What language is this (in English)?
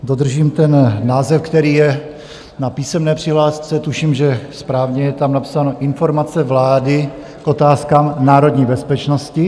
Czech